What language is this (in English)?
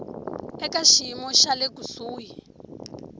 Tsonga